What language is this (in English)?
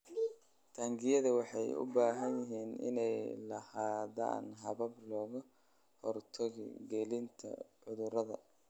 Somali